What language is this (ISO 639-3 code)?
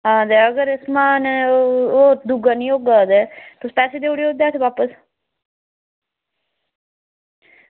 doi